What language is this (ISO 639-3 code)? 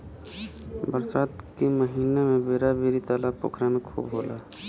bho